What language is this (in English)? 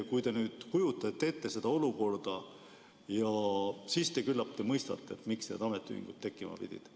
Estonian